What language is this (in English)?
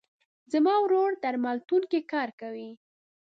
Pashto